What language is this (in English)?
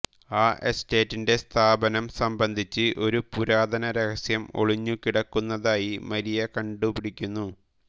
Malayalam